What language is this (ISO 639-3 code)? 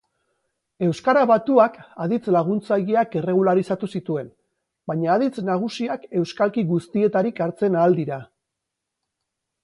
eus